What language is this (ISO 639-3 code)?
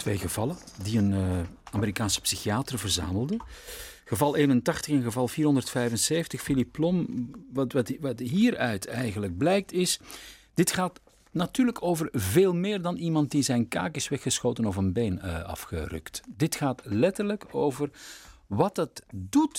nld